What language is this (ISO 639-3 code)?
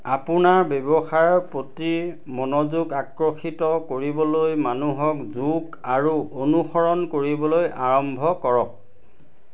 asm